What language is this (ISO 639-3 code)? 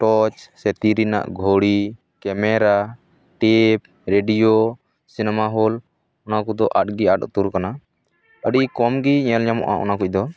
sat